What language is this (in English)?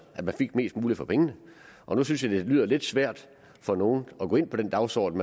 Danish